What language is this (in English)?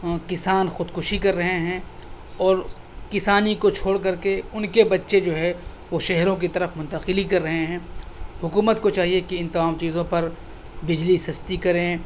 Urdu